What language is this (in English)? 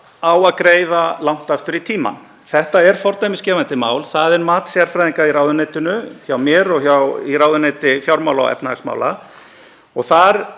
Icelandic